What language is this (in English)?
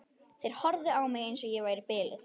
Icelandic